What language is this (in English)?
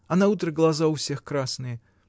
Russian